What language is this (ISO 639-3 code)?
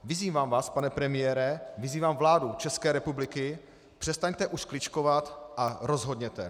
ces